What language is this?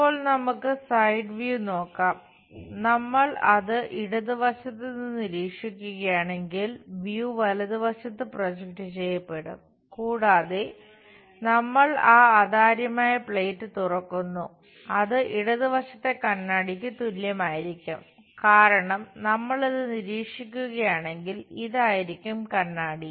Malayalam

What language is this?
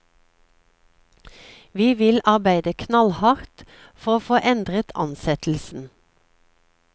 Norwegian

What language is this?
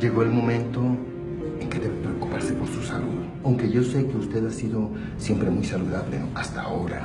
Spanish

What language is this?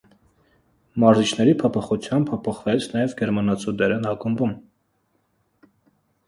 Armenian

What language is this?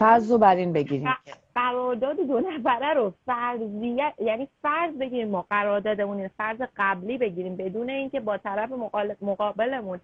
Persian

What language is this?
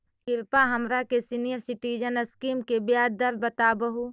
Magahi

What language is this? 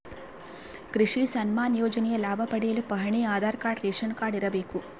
Kannada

